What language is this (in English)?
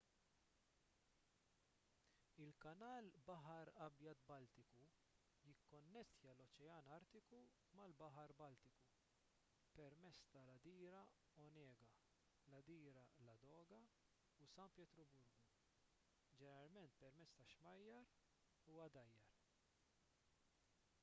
Maltese